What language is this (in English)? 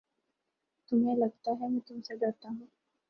Urdu